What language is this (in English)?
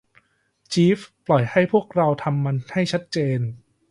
Thai